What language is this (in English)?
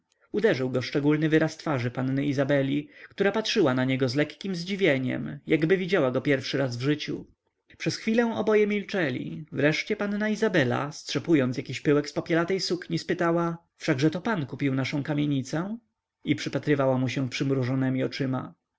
Polish